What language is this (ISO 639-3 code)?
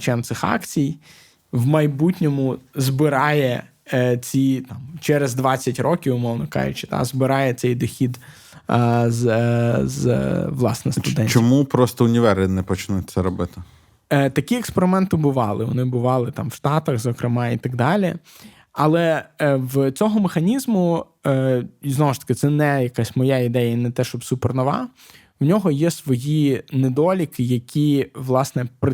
ukr